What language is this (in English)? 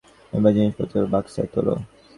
Bangla